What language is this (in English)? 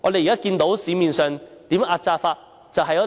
Cantonese